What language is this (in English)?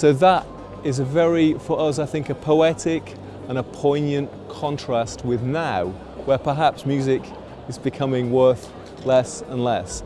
English